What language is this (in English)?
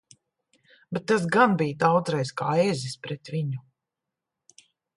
Latvian